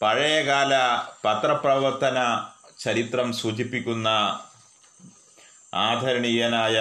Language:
Malayalam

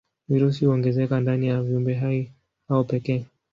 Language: Swahili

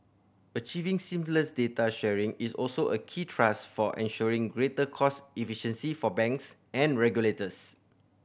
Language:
English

